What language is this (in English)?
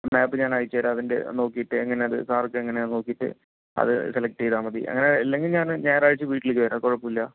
Malayalam